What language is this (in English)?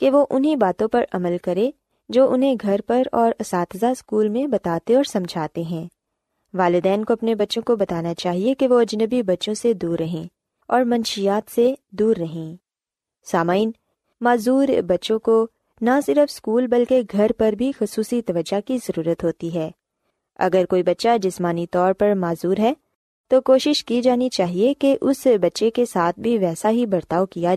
Urdu